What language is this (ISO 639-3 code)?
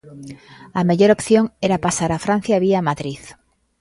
glg